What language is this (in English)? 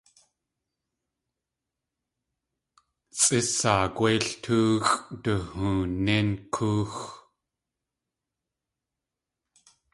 Tlingit